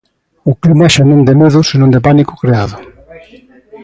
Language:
Galician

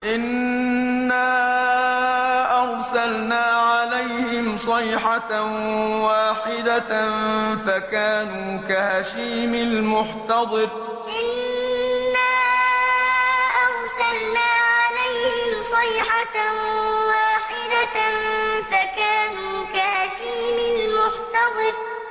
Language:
Arabic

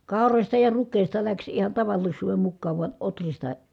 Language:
Finnish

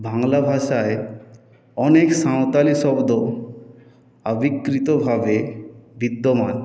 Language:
Bangla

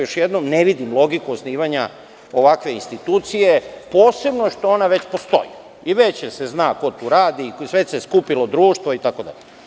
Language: Serbian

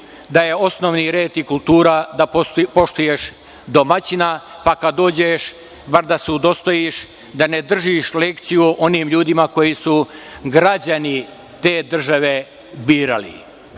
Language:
Serbian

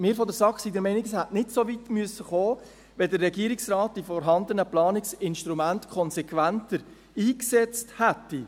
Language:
Swiss German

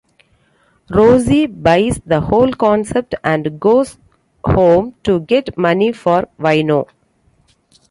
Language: English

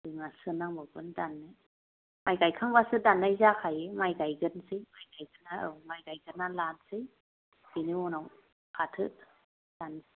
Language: Bodo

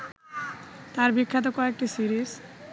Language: Bangla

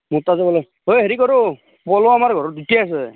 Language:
Assamese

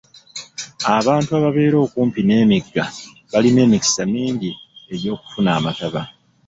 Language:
Ganda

